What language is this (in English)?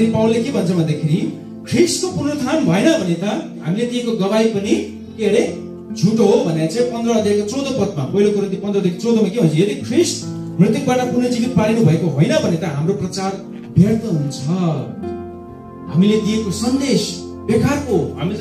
Korean